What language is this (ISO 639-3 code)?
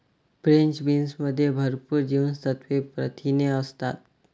mar